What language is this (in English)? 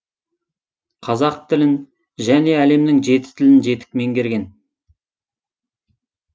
Kazakh